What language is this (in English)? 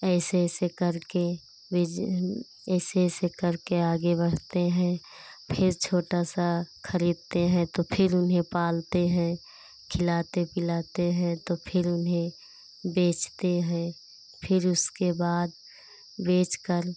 Hindi